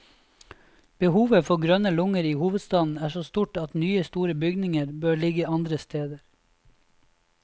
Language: Norwegian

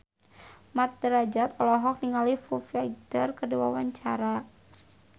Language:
Sundanese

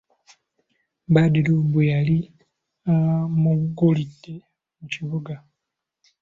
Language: Ganda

